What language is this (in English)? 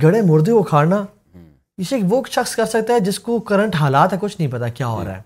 Urdu